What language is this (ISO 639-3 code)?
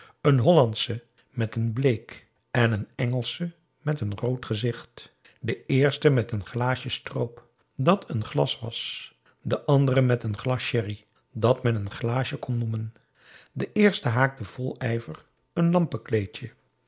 nld